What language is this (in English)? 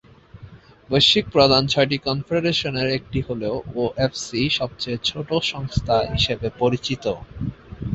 Bangla